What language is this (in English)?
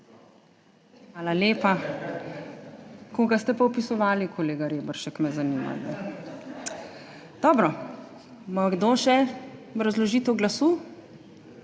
Slovenian